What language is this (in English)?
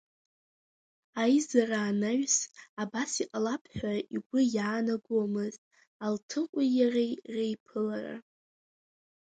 Abkhazian